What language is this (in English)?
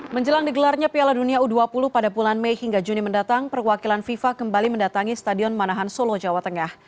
Indonesian